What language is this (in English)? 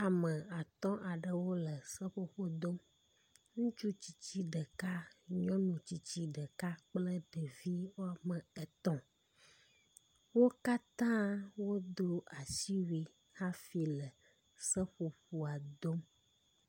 Ewe